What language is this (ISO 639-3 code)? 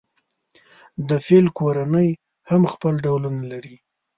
pus